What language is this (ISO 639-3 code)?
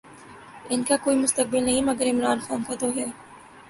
urd